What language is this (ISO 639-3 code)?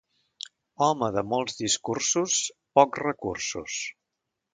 cat